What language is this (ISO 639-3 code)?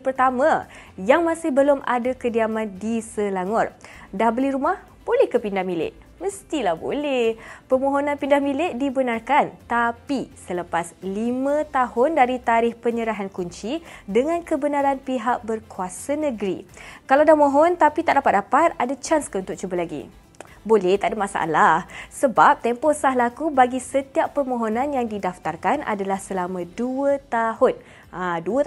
msa